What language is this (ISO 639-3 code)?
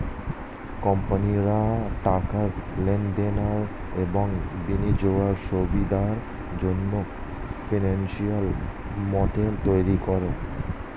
ben